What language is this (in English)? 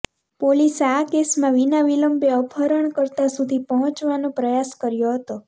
Gujarati